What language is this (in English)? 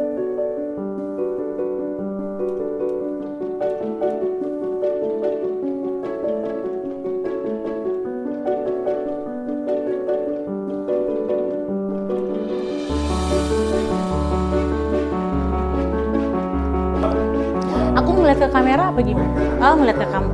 Indonesian